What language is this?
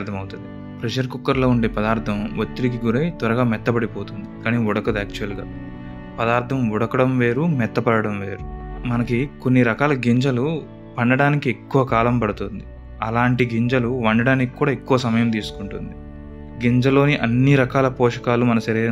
Telugu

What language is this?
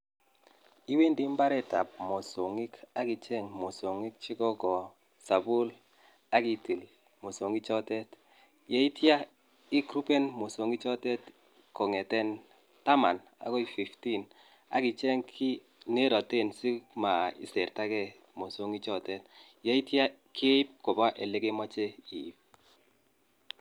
Kalenjin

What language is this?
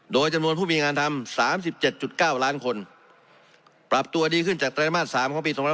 Thai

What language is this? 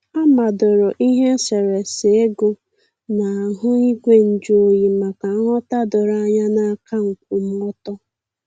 Igbo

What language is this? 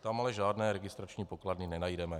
Czech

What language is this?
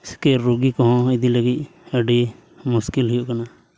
Santali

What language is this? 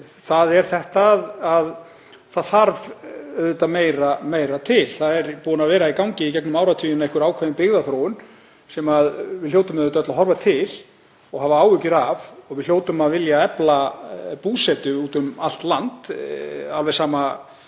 Icelandic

